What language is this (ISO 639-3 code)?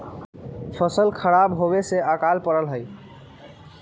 mag